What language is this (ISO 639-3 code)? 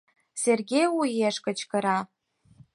chm